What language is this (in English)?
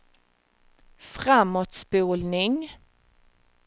Swedish